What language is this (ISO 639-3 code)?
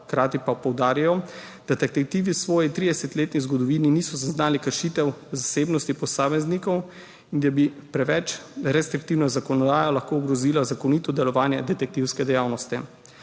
slv